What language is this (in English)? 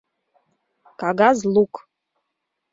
Mari